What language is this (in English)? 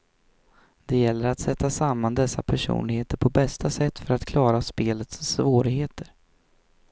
Swedish